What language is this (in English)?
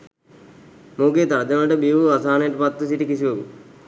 Sinhala